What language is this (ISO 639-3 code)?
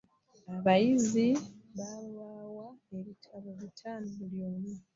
lug